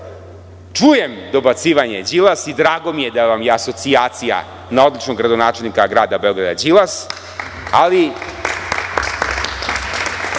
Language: Serbian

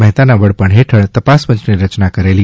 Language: Gujarati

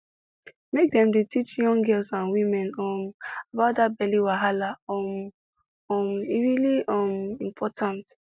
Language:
Nigerian Pidgin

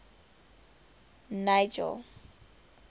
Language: English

